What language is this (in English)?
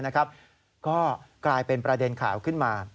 Thai